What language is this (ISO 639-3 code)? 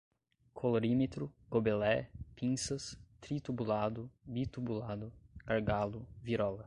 por